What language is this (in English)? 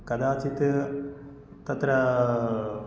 Sanskrit